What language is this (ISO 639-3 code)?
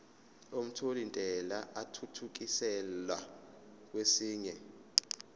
zul